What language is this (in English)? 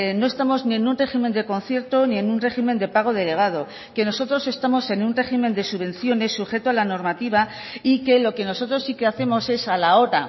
Spanish